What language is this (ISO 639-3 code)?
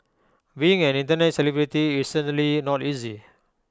eng